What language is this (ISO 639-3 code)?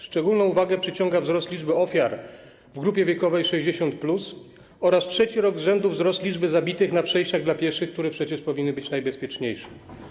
pol